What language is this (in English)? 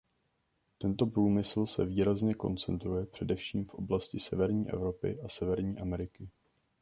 Czech